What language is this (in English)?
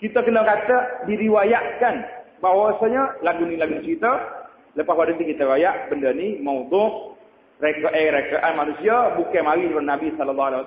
Malay